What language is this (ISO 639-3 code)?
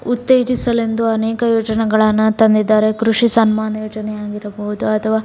kan